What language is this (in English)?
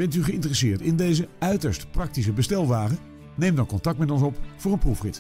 Dutch